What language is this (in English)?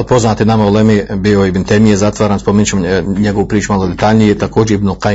Croatian